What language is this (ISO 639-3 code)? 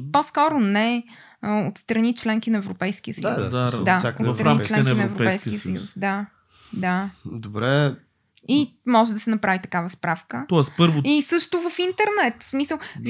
bul